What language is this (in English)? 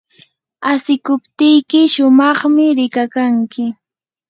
Yanahuanca Pasco Quechua